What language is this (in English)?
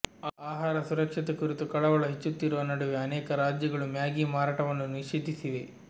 Kannada